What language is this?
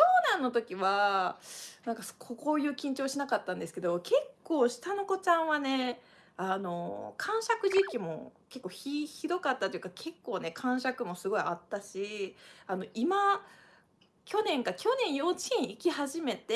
Japanese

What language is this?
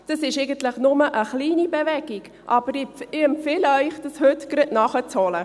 Swiss German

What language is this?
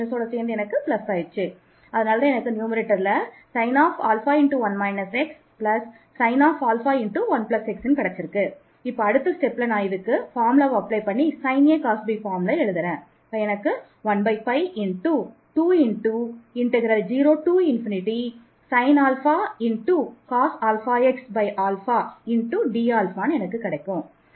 Tamil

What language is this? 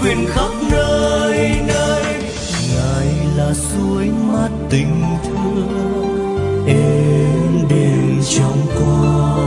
Vietnamese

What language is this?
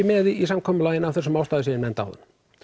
Icelandic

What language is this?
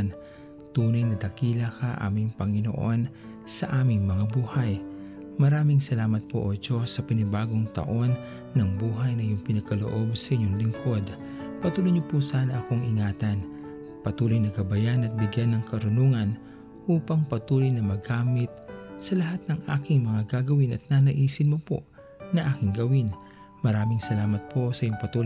Filipino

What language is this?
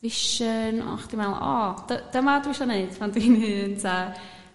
Welsh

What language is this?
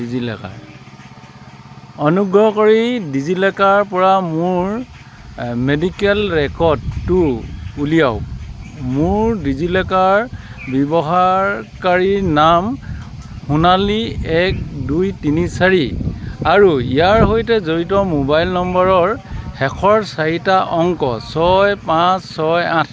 Assamese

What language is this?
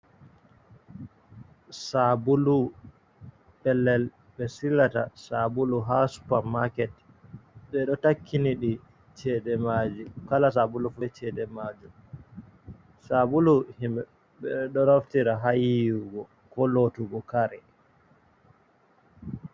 Fula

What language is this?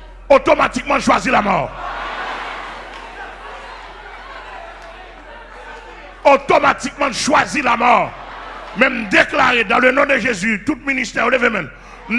French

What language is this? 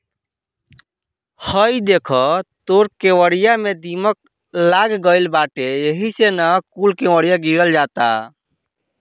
Bhojpuri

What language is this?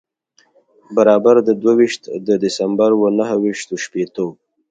Pashto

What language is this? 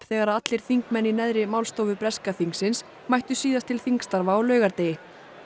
Icelandic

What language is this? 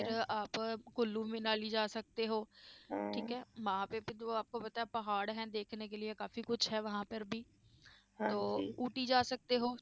Punjabi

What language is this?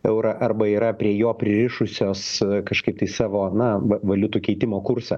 Lithuanian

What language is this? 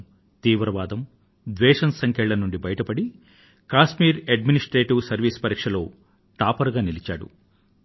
Telugu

